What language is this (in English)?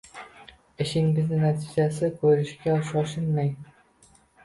Uzbek